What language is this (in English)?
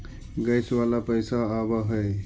Magahi